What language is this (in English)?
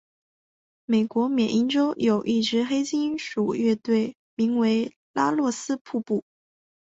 Chinese